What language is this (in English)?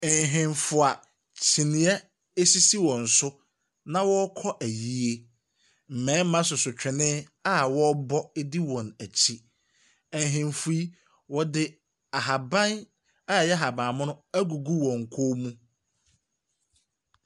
Akan